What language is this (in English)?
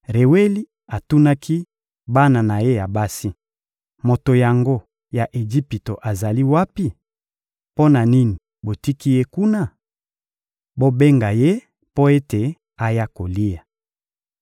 Lingala